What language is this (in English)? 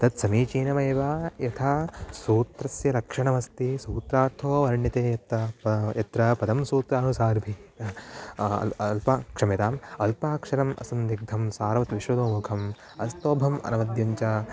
Sanskrit